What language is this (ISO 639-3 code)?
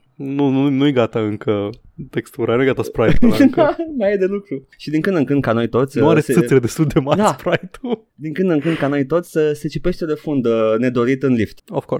ron